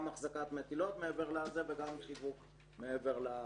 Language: Hebrew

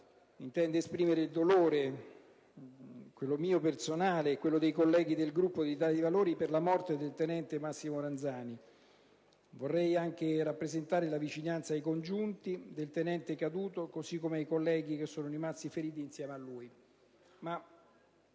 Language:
Italian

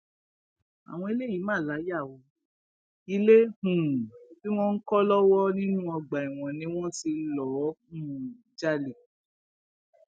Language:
Yoruba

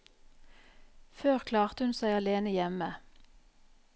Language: Norwegian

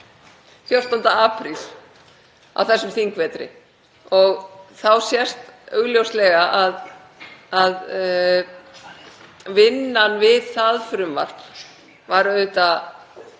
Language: Icelandic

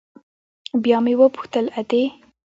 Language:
Pashto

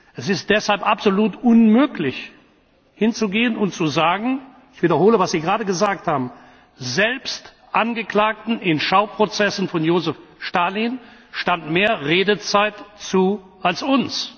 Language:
German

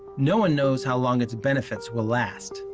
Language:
English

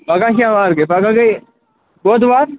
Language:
Kashmiri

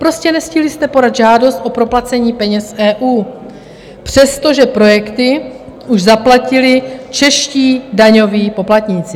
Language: Czech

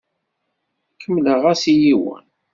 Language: Kabyle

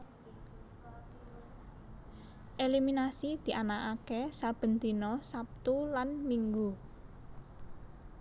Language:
Javanese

